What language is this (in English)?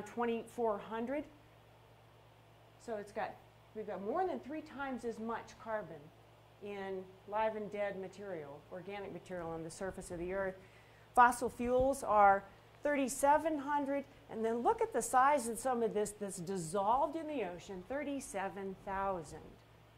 English